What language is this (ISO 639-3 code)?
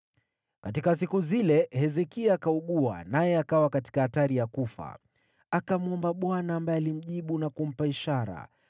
swa